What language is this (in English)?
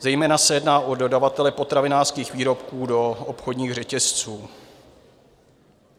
Czech